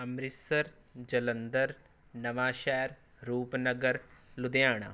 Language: Punjabi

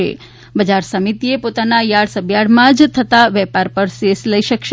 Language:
Gujarati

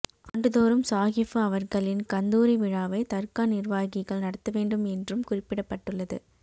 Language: Tamil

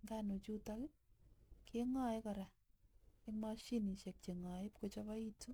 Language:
Kalenjin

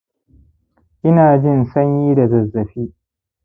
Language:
Hausa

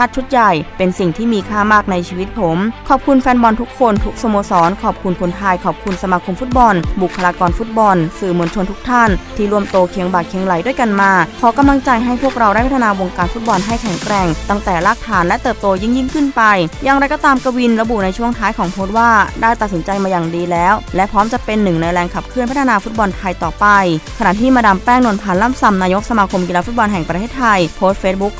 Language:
Thai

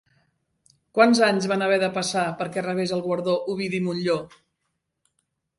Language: Catalan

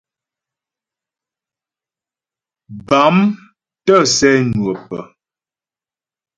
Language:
Ghomala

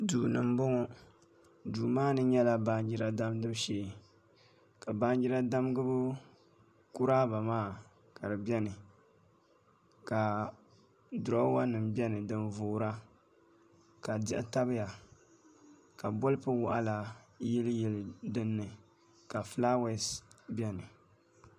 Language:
Dagbani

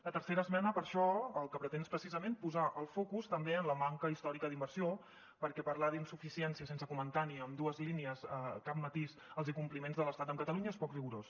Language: Catalan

